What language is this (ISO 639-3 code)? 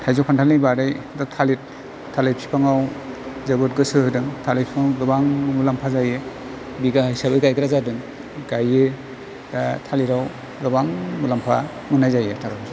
brx